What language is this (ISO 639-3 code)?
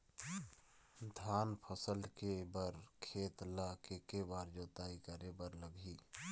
hne